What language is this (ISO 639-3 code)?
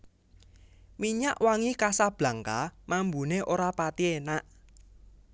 jav